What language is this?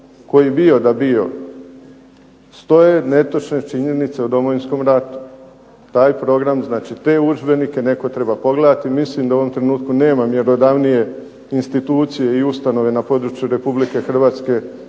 Croatian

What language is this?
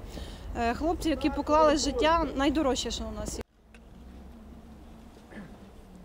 Ukrainian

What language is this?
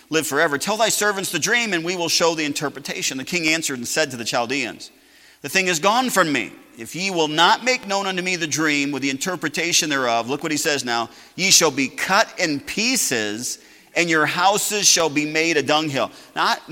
English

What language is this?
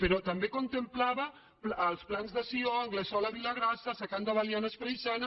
Catalan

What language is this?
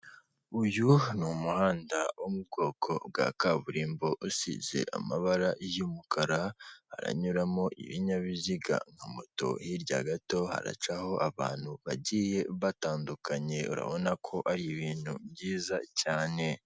Kinyarwanda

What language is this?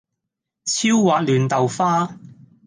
Cantonese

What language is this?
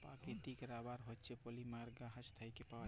Bangla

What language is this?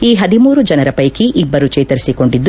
Kannada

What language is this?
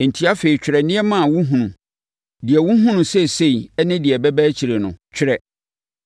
Akan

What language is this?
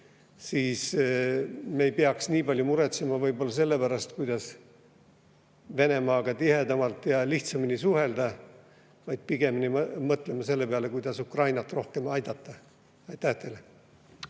Estonian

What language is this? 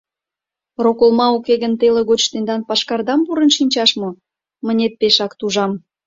Mari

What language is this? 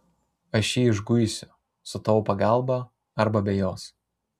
Lithuanian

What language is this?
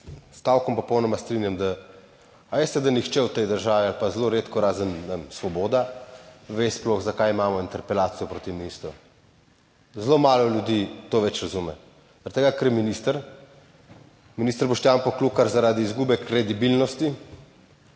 Slovenian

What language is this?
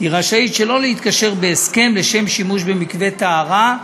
Hebrew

